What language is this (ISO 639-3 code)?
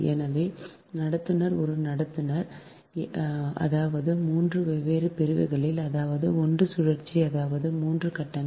tam